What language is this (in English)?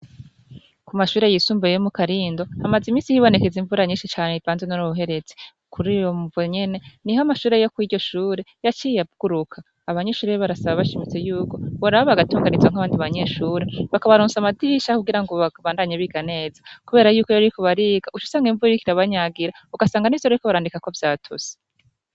Rundi